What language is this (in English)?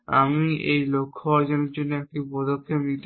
Bangla